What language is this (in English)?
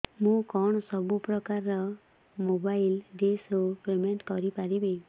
Odia